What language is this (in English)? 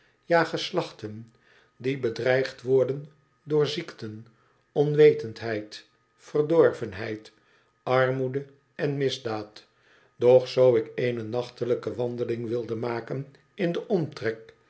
Dutch